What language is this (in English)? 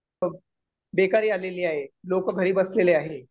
Marathi